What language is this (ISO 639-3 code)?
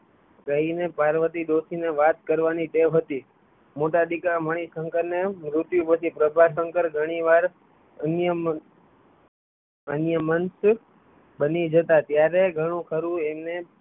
guj